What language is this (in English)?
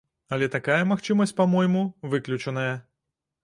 Belarusian